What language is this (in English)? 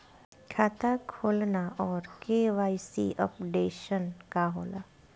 Bhojpuri